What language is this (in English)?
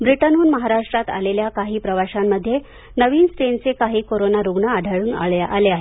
Marathi